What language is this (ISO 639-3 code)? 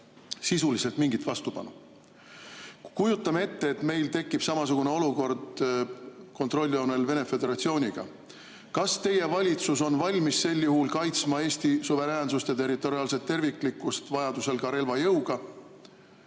est